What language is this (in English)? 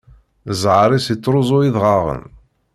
Kabyle